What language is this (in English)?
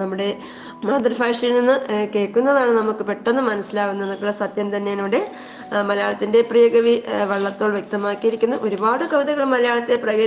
Malayalam